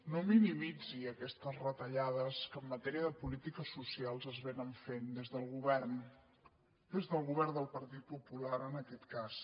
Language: Catalan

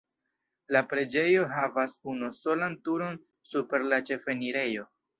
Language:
Esperanto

